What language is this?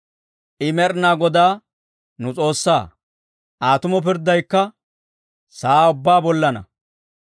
Dawro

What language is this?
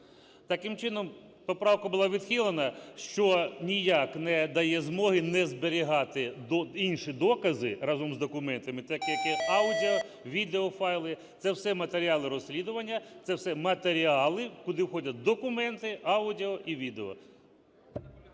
Ukrainian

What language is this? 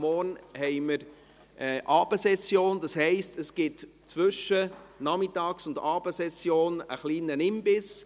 Swiss German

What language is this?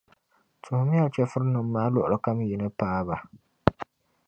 Dagbani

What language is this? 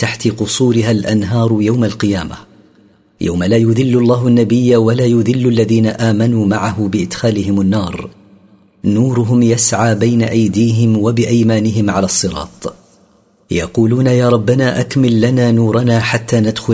Arabic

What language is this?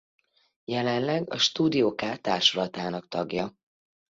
Hungarian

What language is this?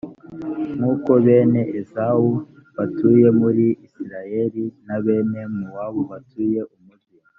Kinyarwanda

